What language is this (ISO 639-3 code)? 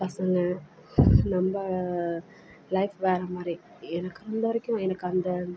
tam